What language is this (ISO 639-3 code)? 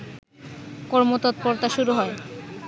ben